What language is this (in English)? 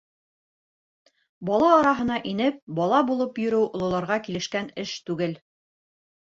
Bashkir